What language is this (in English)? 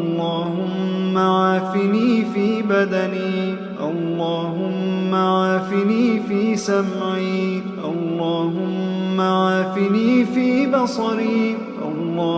Arabic